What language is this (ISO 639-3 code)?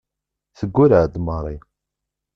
kab